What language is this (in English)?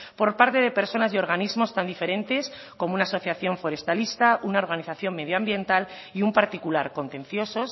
Spanish